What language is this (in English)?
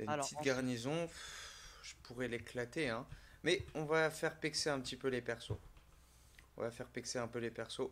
French